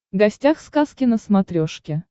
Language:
Russian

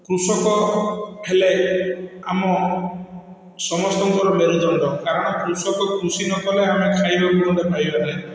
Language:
Odia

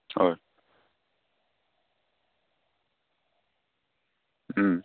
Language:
Assamese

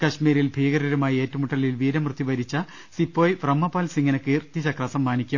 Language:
Malayalam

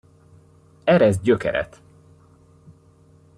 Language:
Hungarian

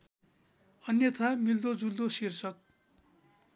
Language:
Nepali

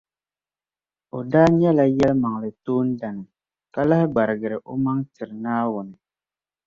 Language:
Dagbani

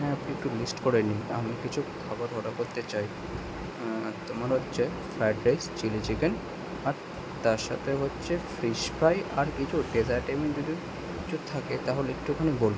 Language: Bangla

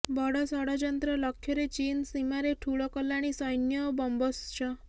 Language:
Odia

